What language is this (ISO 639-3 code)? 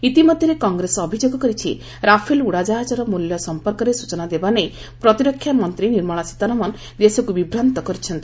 ori